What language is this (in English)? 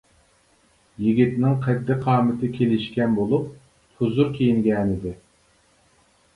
Uyghur